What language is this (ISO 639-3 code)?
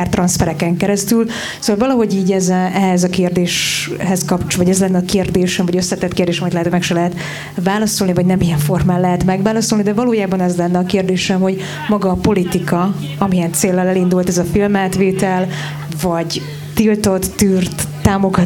hun